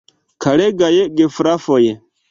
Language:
Esperanto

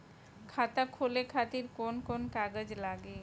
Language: Bhojpuri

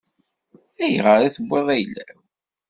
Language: Kabyle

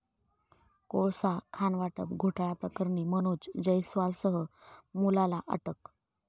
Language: Marathi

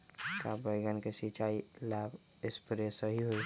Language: Magahi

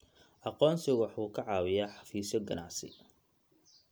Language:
Somali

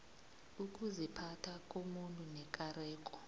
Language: South Ndebele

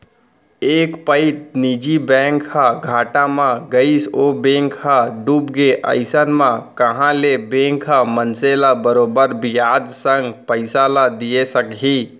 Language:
Chhattisgarhi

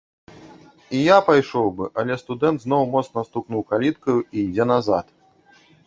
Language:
Belarusian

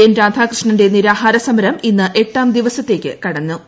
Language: Malayalam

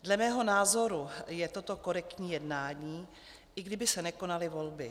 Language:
Czech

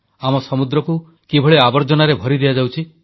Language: Odia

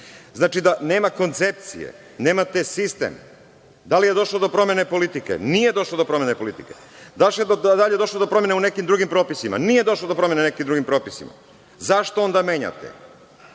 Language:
Serbian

